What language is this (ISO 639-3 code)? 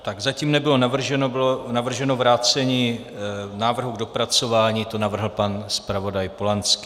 ces